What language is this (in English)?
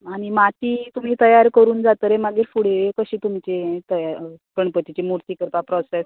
Konkani